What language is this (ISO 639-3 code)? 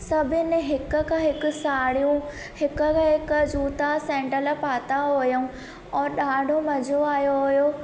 snd